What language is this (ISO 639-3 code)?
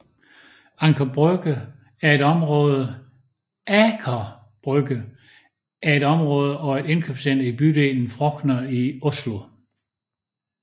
dan